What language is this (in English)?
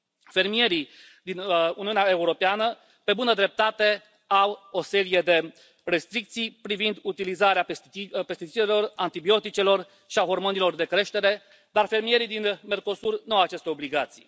Romanian